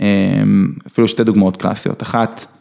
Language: Hebrew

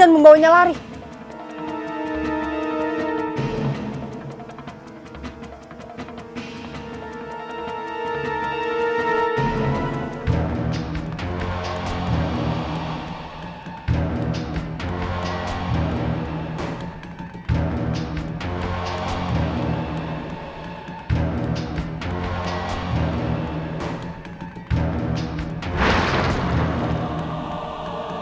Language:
Indonesian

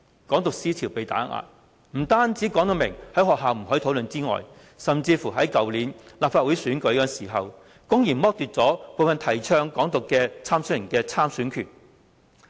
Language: Cantonese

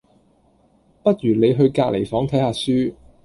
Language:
Cantonese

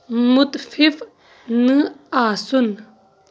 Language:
Kashmiri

